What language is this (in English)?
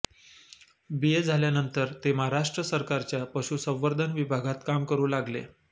Marathi